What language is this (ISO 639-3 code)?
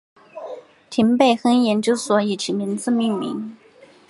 zho